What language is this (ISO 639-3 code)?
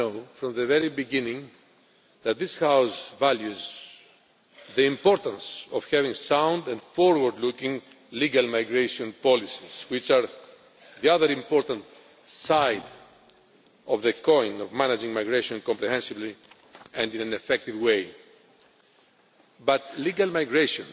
eng